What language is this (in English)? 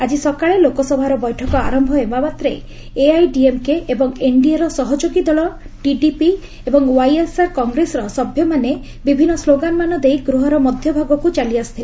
Odia